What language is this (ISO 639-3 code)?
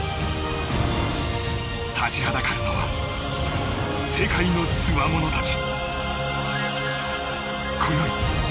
jpn